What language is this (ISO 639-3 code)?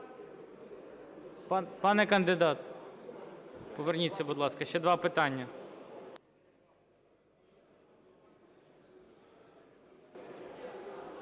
ukr